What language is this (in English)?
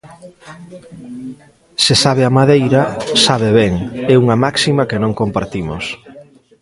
Galician